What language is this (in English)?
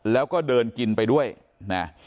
Thai